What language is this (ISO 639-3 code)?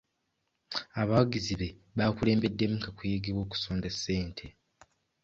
lug